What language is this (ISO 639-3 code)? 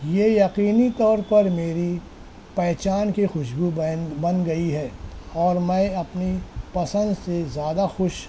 urd